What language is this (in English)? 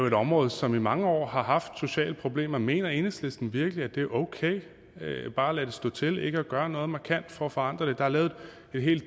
Danish